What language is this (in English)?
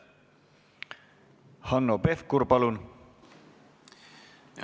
Estonian